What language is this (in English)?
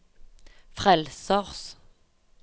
Norwegian